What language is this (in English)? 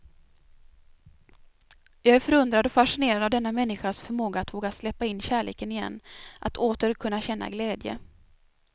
Swedish